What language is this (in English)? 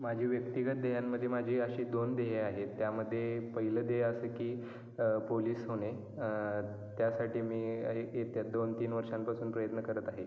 Marathi